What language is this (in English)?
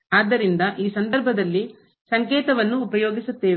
Kannada